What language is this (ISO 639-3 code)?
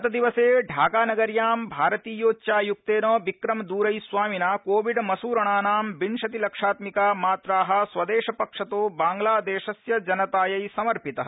san